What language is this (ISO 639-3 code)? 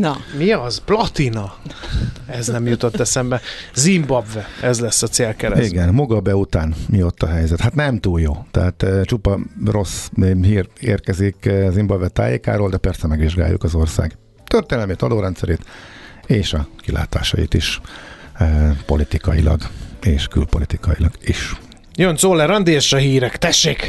hun